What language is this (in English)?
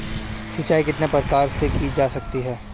Hindi